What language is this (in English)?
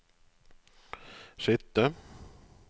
Norwegian